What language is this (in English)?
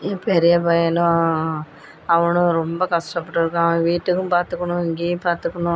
Tamil